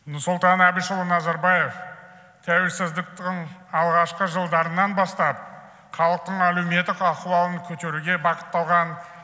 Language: Kazakh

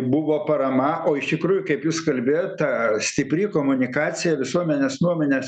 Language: Lithuanian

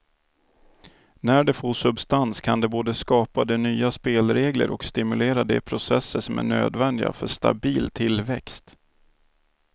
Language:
Swedish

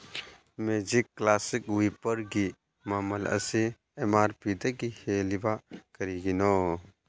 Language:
Manipuri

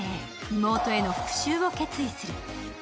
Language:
Japanese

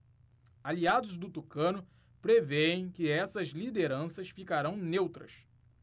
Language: Portuguese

